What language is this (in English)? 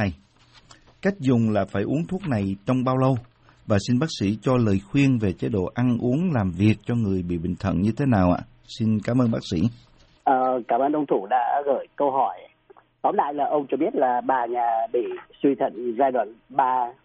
Vietnamese